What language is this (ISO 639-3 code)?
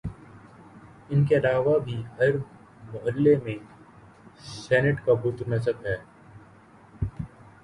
urd